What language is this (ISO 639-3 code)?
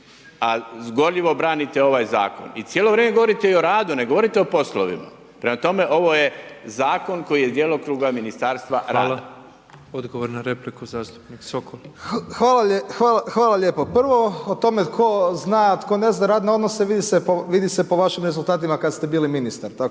hrv